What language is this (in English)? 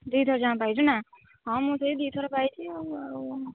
Odia